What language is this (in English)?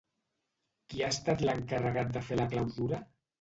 Catalan